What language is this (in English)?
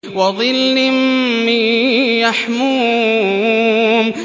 Arabic